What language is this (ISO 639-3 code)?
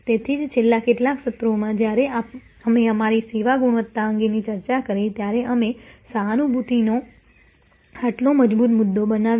guj